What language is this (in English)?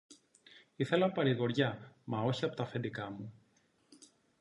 Greek